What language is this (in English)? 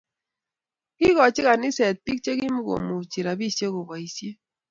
Kalenjin